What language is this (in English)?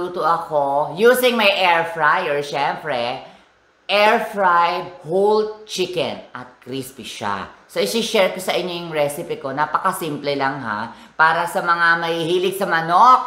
Filipino